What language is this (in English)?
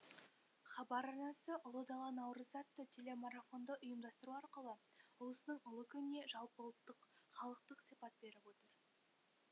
Kazakh